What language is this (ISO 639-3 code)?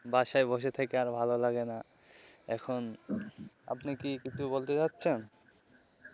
ben